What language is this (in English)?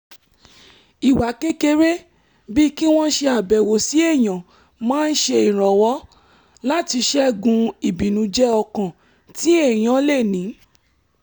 Yoruba